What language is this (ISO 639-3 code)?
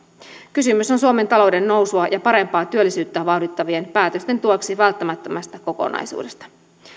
fin